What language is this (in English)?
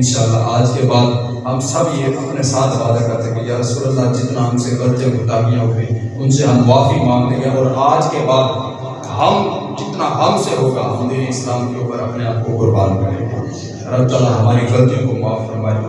Urdu